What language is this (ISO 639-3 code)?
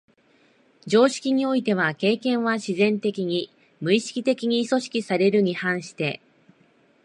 jpn